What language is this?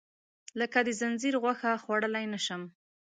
Pashto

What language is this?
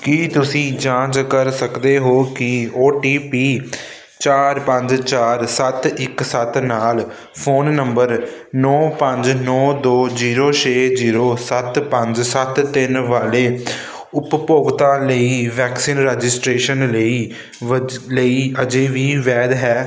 Punjabi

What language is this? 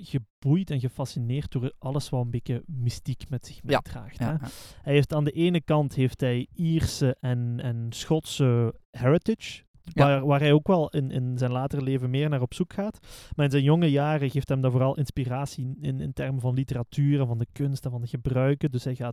Dutch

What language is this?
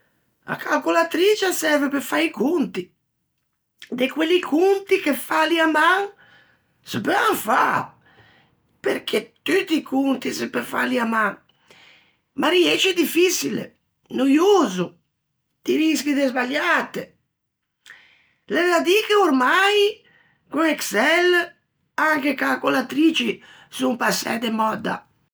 Ligurian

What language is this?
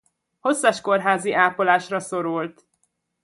Hungarian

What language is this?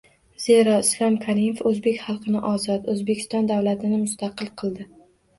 Uzbek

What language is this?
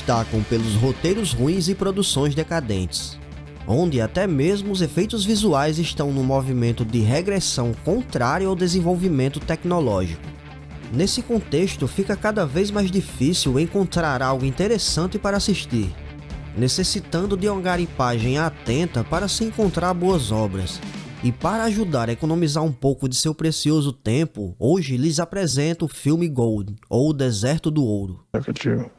Portuguese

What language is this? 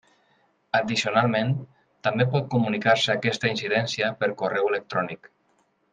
Catalan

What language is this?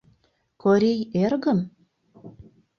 Mari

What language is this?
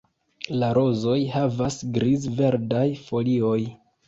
Esperanto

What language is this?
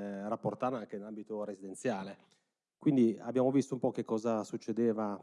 Italian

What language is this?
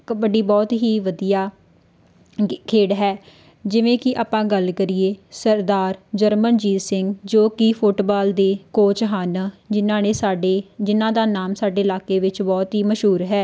Punjabi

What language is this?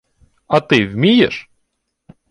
Ukrainian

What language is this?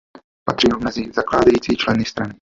Czech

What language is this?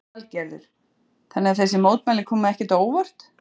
Icelandic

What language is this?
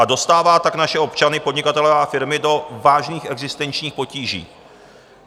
Czech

